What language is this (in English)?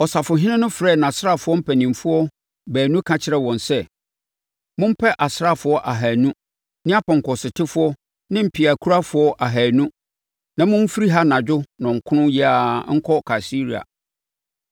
Akan